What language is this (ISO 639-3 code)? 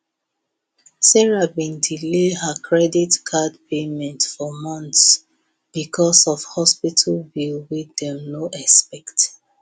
pcm